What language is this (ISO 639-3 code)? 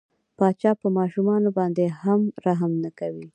pus